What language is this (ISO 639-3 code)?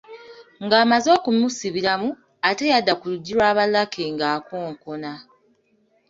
lug